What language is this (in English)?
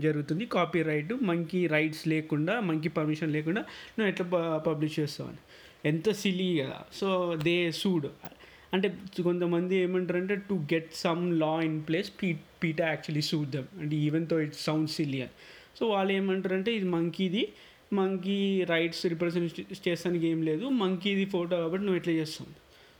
Telugu